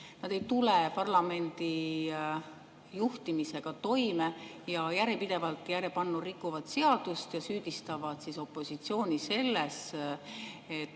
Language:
Estonian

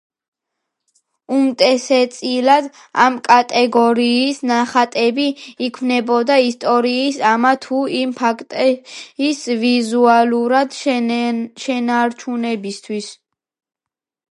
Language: Georgian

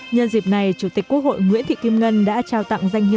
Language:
Vietnamese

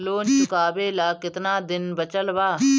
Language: Bhojpuri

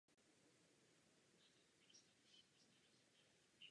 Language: Czech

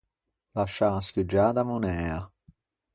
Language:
Ligurian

